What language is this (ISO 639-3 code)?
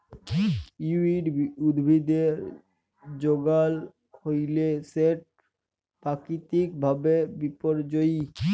ben